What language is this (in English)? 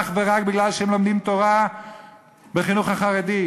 Hebrew